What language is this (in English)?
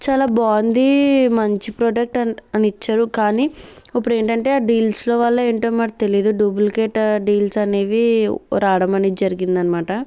Telugu